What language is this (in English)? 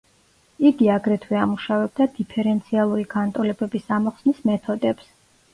Georgian